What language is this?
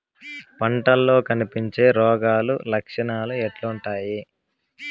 Telugu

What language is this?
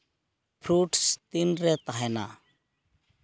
Santali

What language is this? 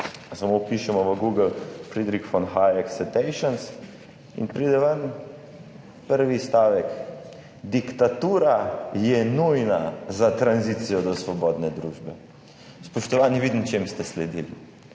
Slovenian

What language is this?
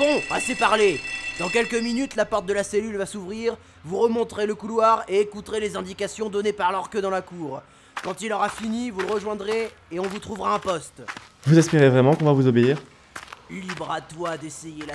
French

